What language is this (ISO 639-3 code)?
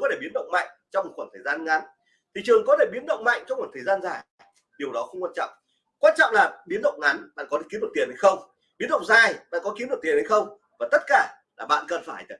vie